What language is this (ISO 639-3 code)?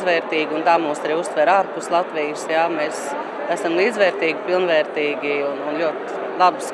lav